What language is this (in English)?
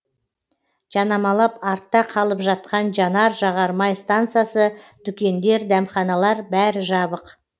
Kazakh